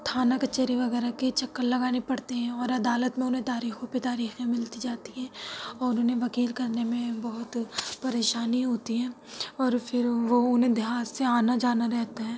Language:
Urdu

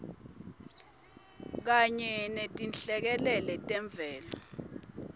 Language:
Swati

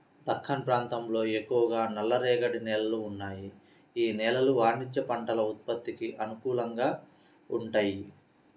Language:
Telugu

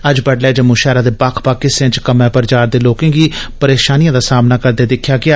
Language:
Dogri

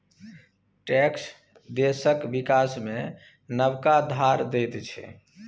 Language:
Maithili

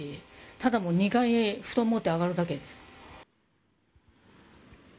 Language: Japanese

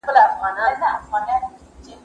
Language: Pashto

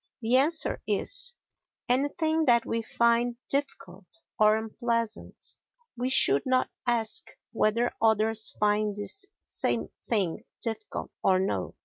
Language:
English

